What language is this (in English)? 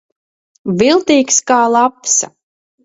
Latvian